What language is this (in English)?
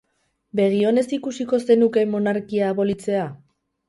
Basque